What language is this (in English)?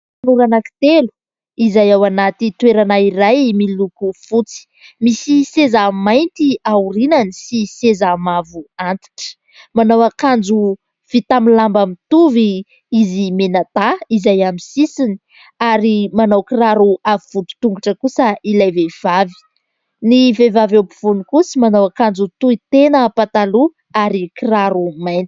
Malagasy